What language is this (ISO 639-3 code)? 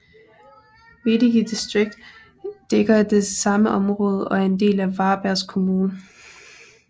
dan